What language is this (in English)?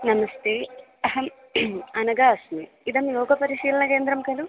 Sanskrit